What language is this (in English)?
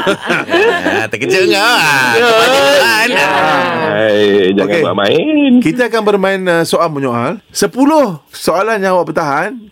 Malay